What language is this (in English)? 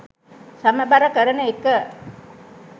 Sinhala